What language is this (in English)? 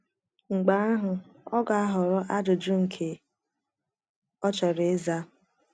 Igbo